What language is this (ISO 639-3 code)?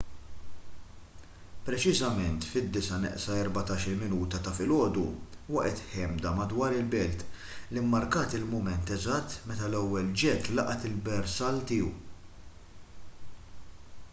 mlt